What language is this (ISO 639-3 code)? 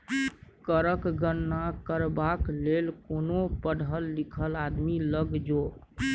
mai